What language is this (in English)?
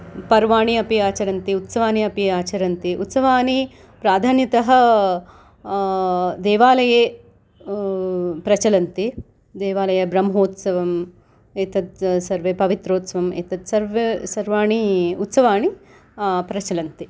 Sanskrit